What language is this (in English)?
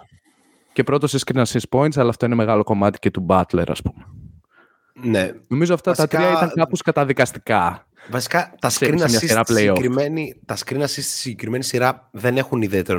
Greek